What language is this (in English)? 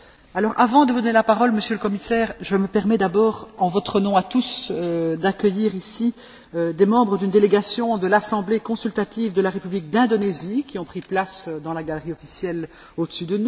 French